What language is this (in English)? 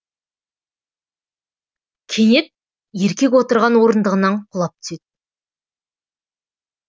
Kazakh